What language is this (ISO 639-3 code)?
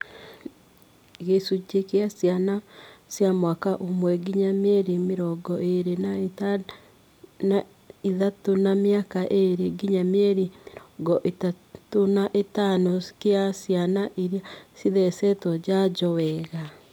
kik